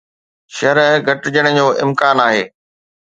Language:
Sindhi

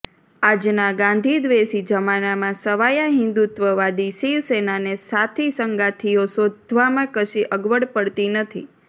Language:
Gujarati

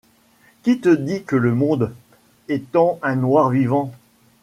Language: French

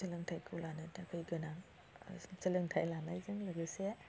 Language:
Bodo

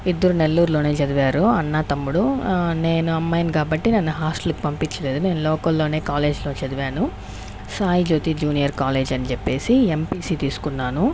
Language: Telugu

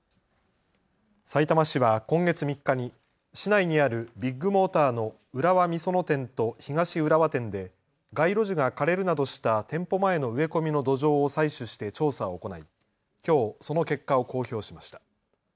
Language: Japanese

